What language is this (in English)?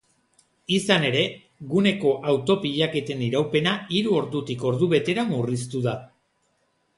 Basque